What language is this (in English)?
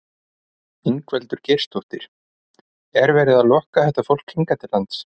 Icelandic